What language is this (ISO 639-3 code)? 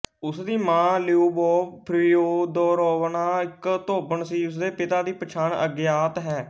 pan